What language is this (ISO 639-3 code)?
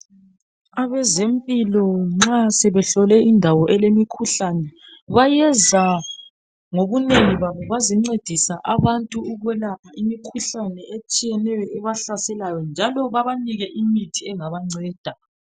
nde